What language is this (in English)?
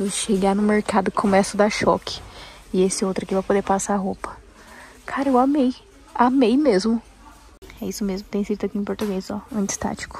Portuguese